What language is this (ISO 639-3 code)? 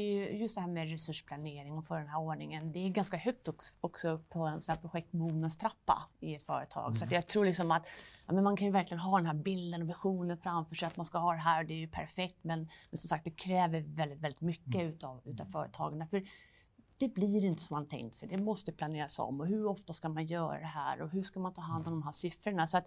swe